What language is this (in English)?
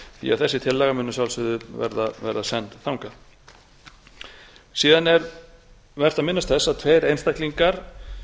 Icelandic